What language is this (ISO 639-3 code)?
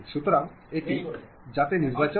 ben